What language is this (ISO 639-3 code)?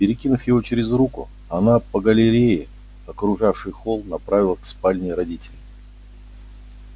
rus